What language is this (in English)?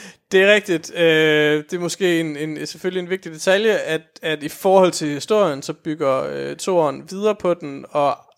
Danish